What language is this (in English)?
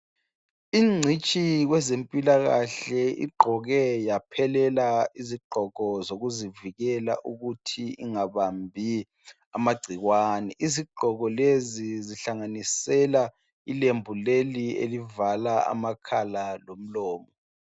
North Ndebele